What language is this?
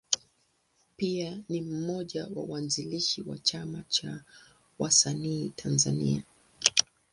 Swahili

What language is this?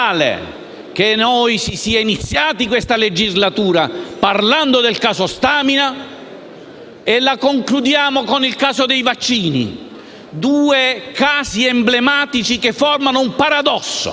Italian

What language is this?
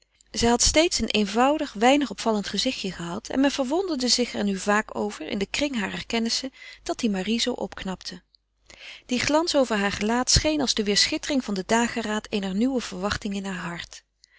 Dutch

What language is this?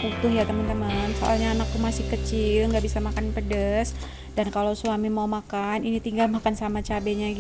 Indonesian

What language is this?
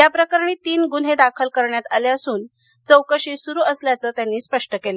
Marathi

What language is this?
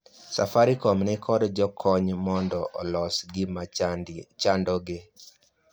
Luo (Kenya and Tanzania)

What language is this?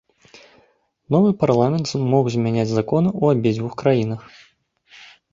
Belarusian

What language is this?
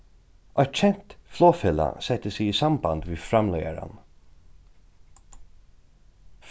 Faroese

